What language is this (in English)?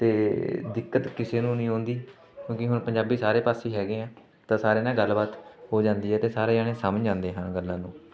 Punjabi